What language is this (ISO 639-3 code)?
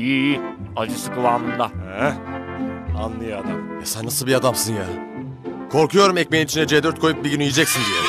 tur